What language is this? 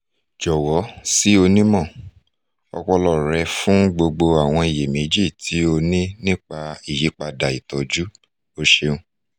Yoruba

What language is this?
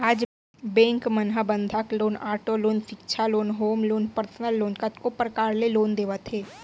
Chhattisgarhi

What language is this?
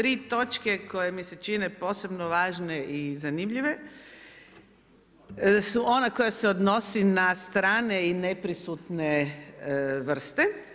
Croatian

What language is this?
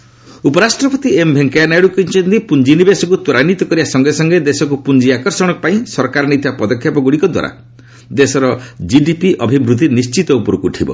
Odia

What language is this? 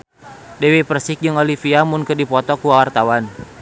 Sundanese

